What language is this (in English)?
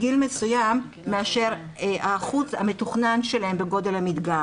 Hebrew